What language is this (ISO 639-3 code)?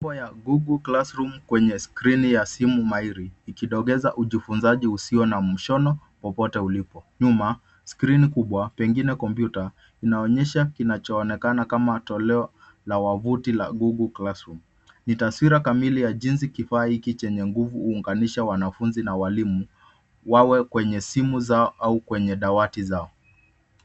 swa